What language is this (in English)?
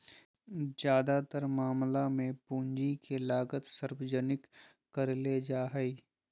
Magahi